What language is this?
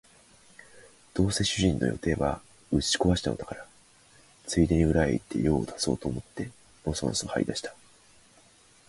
Japanese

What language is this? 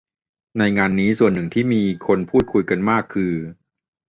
Thai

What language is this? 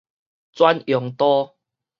Min Nan Chinese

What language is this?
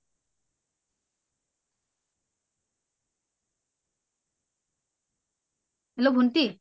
Assamese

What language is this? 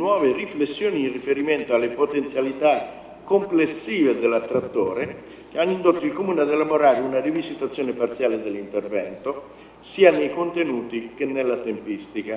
Italian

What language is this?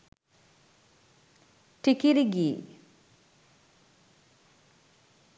Sinhala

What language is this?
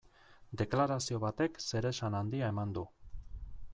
Basque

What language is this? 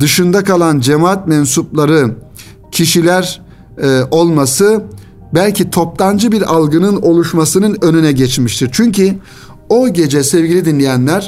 Turkish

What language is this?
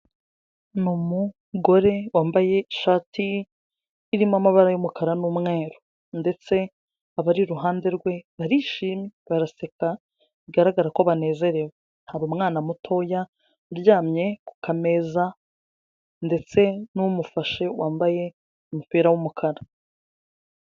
Kinyarwanda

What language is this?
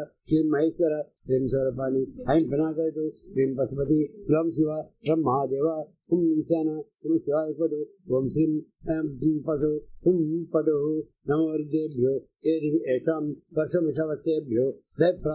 Telugu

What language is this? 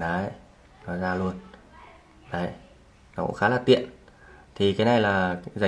Vietnamese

